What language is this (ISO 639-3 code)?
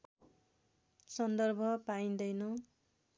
nep